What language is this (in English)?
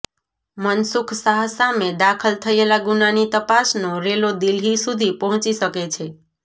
Gujarati